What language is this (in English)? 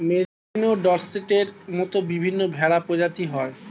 Bangla